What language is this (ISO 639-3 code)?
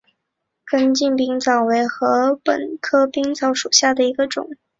zho